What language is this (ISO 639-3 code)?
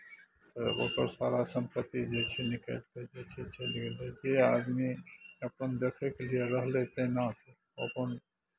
mai